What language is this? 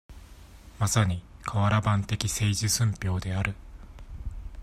Japanese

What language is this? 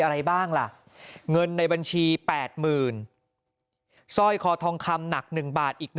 Thai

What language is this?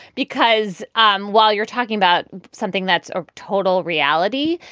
English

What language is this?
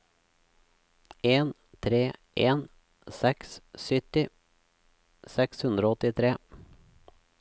Norwegian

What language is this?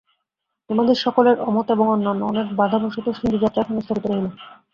Bangla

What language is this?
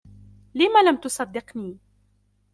Arabic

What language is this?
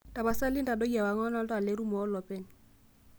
Masai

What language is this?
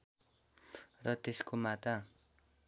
Nepali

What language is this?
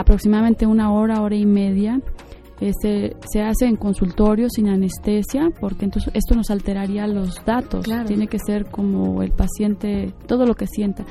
Spanish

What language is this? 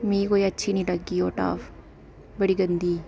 Dogri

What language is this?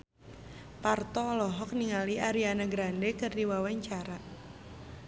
Sundanese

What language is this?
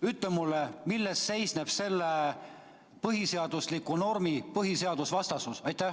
Estonian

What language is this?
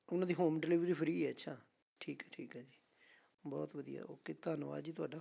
Punjabi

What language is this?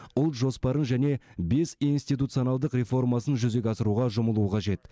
Kazakh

